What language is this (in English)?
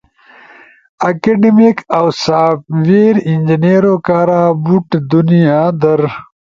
Ushojo